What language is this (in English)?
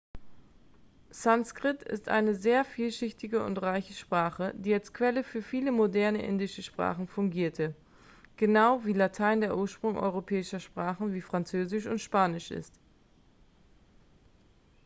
German